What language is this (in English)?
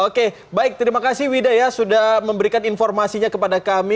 Indonesian